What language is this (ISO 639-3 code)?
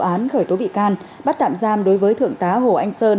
vie